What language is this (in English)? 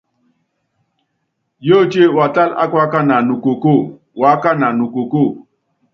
Yangben